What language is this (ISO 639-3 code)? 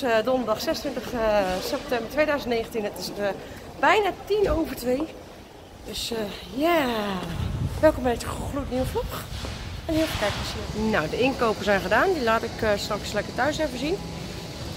nld